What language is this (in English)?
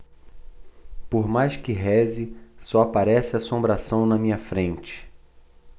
Portuguese